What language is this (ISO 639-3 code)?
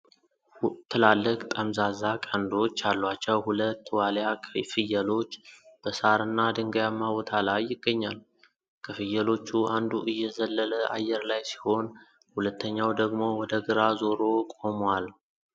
amh